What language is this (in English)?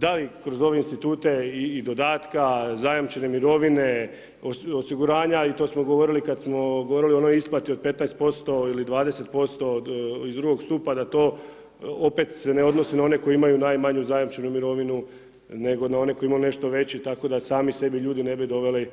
Croatian